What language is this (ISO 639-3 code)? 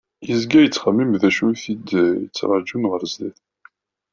kab